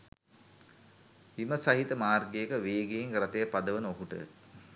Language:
Sinhala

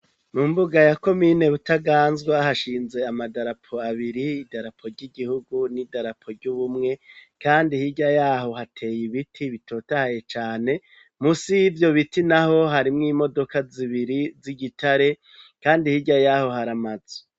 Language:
Rundi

